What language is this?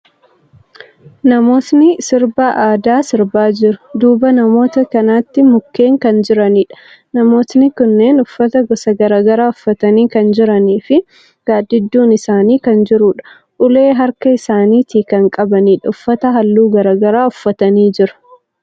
Oromo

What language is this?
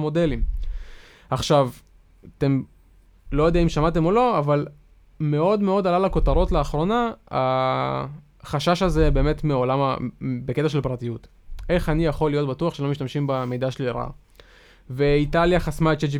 Hebrew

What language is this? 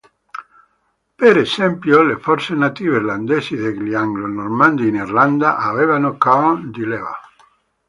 Italian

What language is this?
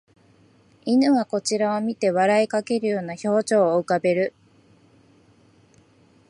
Japanese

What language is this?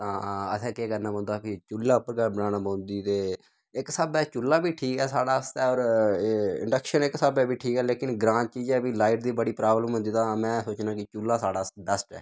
Dogri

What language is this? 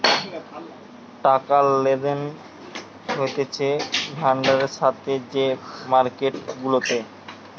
Bangla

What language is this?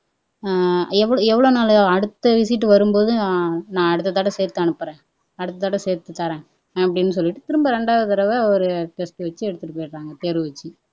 Tamil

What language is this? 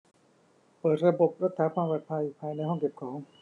Thai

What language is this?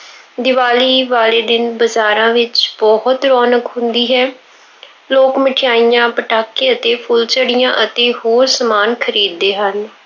Punjabi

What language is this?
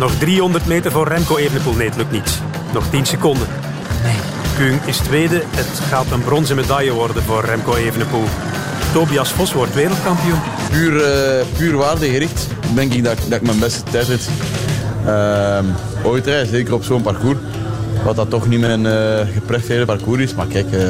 Dutch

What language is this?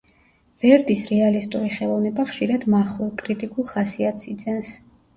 Georgian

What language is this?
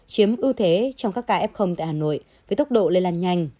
Vietnamese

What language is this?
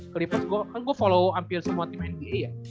Indonesian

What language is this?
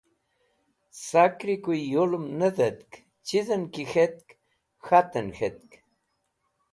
Wakhi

